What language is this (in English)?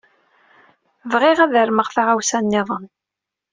Kabyle